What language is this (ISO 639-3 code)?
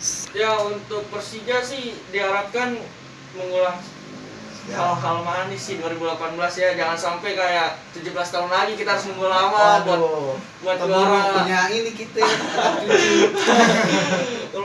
ind